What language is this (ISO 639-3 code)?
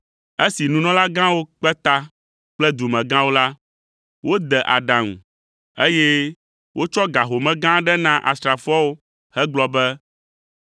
ewe